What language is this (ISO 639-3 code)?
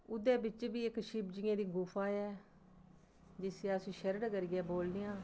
doi